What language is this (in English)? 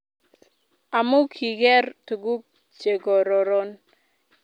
Kalenjin